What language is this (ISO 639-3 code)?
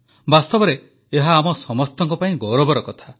ori